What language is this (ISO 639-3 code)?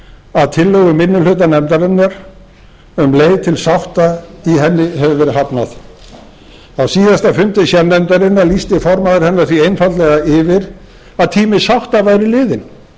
isl